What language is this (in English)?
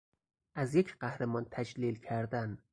Persian